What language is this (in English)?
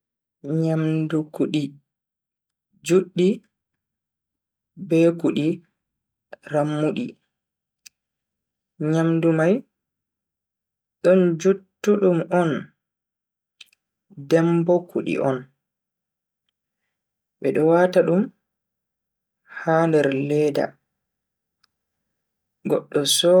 Bagirmi Fulfulde